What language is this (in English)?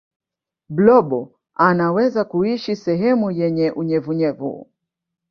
Swahili